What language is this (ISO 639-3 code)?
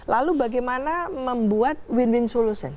ind